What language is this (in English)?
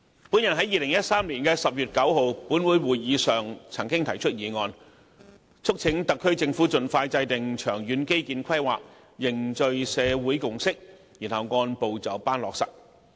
Cantonese